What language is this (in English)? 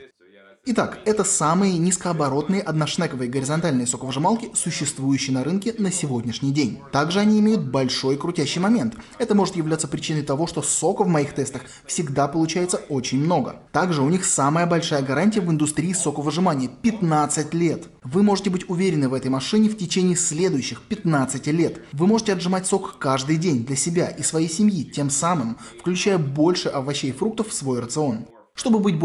Russian